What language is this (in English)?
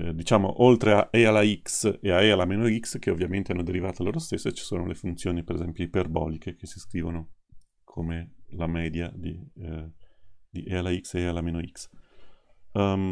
Italian